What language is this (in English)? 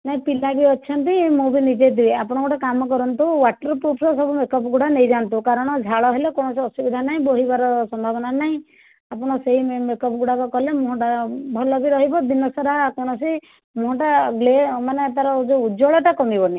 Odia